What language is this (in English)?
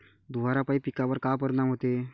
Marathi